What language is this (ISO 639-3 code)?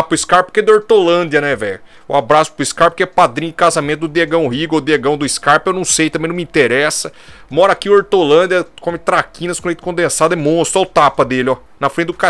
por